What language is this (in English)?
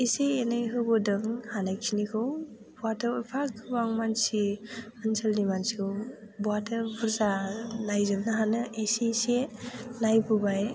Bodo